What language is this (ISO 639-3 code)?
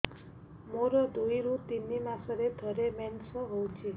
ori